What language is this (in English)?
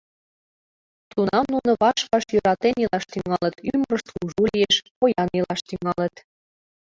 Mari